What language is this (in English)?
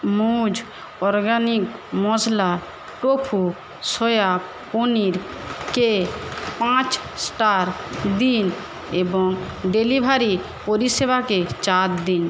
Bangla